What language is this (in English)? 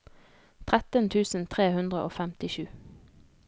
Norwegian